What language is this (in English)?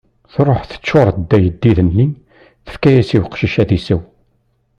Kabyle